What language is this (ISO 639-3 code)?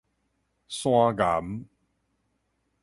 nan